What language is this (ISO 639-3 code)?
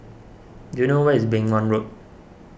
eng